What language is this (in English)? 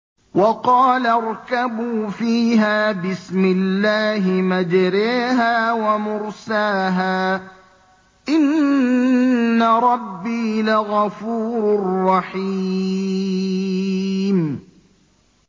Arabic